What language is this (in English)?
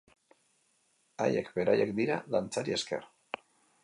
Basque